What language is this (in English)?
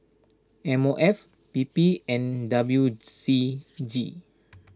English